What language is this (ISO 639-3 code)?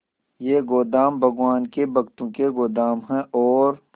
hin